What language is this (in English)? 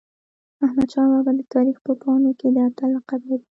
Pashto